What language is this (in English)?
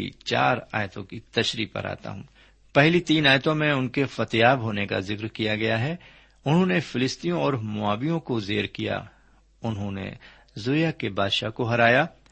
Urdu